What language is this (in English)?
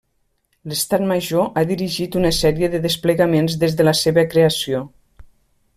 Catalan